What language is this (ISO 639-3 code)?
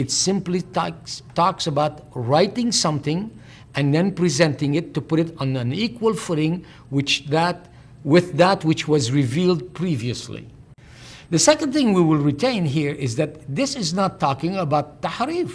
eng